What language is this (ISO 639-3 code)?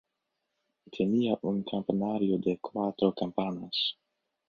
spa